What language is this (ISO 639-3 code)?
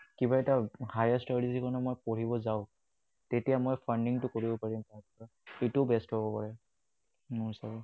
asm